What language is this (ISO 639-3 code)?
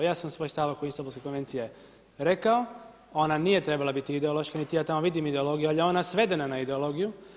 hrv